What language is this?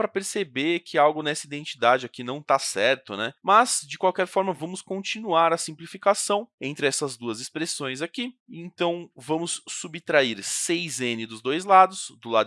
Portuguese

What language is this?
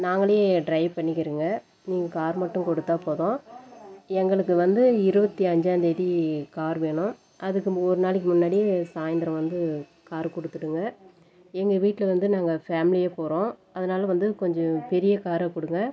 Tamil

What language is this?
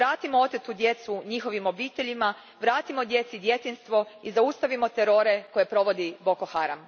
Croatian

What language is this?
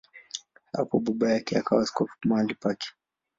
Swahili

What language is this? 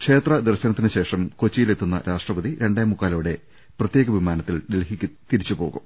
Malayalam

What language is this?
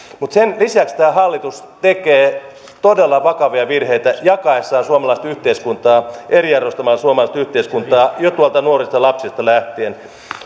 Finnish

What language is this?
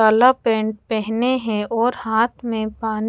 Hindi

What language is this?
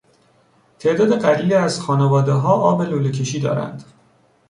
Persian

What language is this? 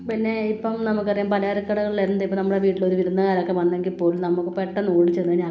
Malayalam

